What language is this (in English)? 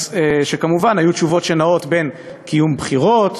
Hebrew